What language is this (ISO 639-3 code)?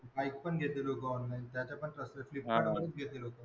mar